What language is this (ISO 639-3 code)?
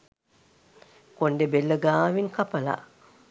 sin